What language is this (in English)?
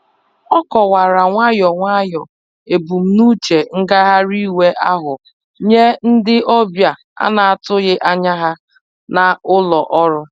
Igbo